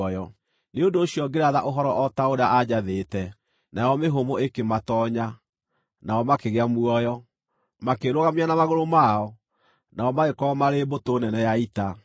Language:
Kikuyu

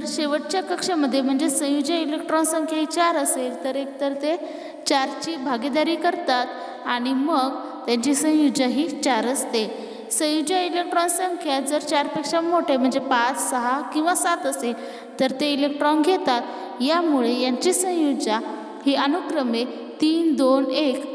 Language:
Indonesian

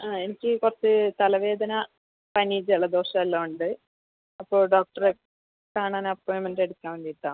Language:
Malayalam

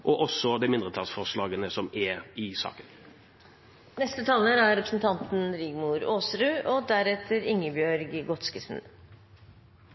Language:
Norwegian Bokmål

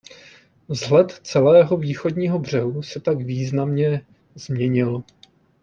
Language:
Czech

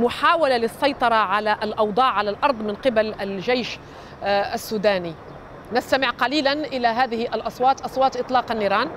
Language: Arabic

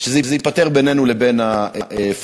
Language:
Hebrew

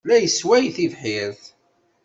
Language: Kabyle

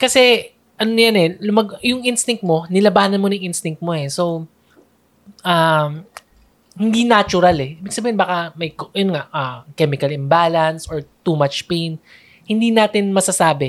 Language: Filipino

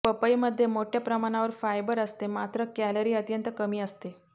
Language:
Marathi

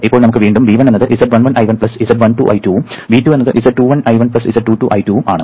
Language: Malayalam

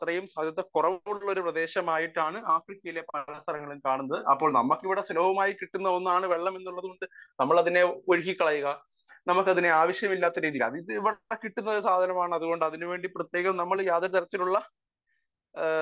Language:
Malayalam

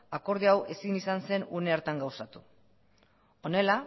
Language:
Basque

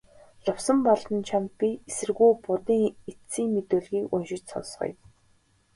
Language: Mongolian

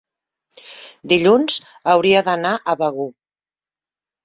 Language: Catalan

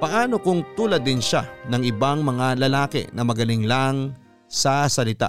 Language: Filipino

